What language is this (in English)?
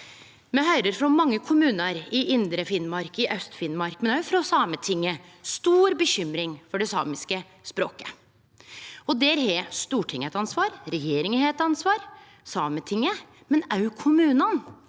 Norwegian